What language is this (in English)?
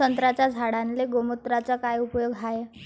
Marathi